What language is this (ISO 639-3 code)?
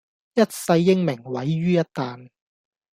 yue